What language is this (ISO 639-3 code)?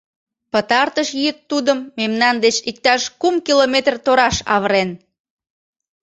chm